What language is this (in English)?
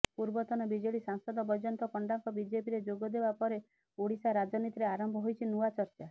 Odia